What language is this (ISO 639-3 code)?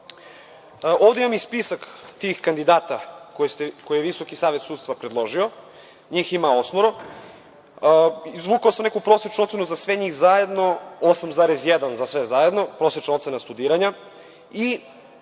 srp